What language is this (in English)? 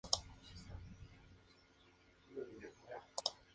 Spanish